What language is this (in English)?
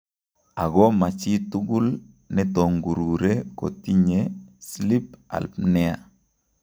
Kalenjin